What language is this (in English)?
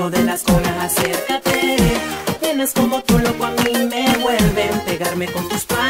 Spanish